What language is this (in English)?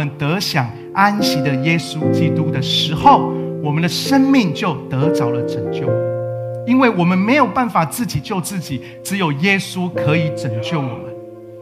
Chinese